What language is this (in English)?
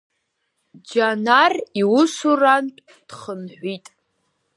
Abkhazian